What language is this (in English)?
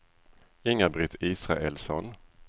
Swedish